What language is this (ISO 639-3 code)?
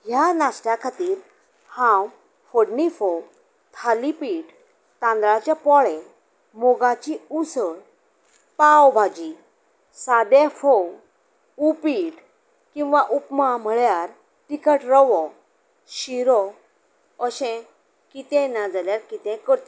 kok